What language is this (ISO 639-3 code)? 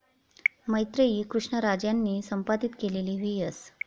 mar